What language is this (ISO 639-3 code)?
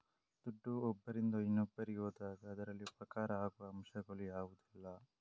kan